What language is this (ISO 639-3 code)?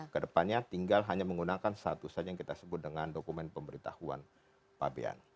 ind